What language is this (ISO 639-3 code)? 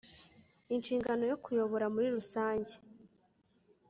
kin